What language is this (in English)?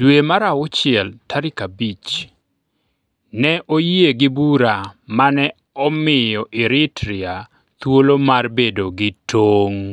Luo (Kenya and Tanzania)